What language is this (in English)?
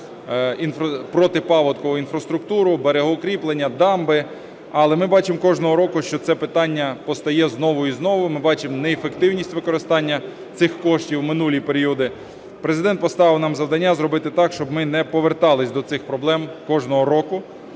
Ukrainian